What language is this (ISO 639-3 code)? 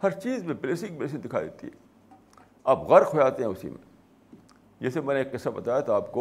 urd